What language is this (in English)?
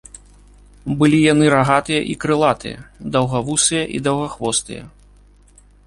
Belarusian